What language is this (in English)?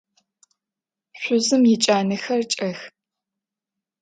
Adyghe